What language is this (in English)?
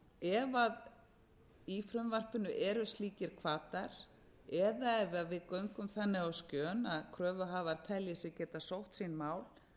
Icelandic